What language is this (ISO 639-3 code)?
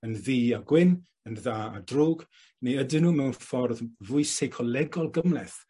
cym